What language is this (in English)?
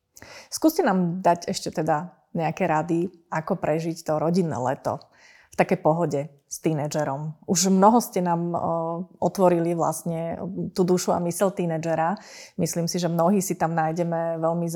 Slovak